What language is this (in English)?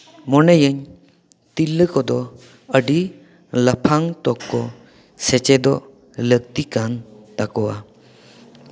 Santali